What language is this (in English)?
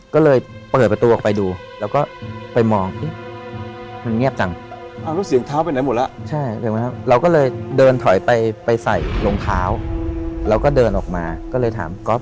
Thai